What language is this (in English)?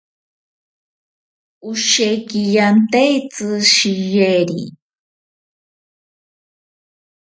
Ashéninka Perené